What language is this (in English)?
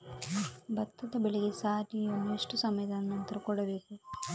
Kannada